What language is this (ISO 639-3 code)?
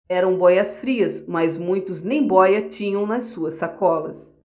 por